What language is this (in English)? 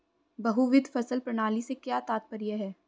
Hindi